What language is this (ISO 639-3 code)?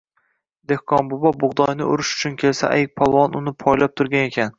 uzb